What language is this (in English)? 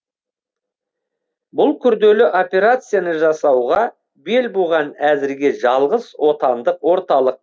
Kazakh